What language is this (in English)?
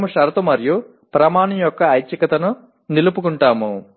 Telugu